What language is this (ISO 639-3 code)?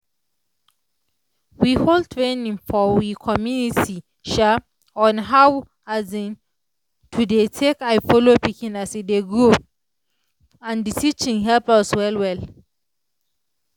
pcm